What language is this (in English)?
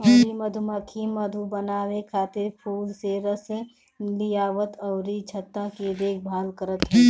Bhojpuri